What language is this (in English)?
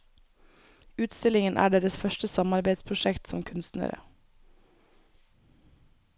Norwegian